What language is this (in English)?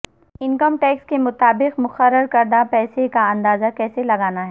Urdu